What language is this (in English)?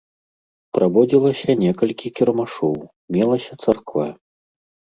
Belarusian